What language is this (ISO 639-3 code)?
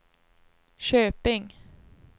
swe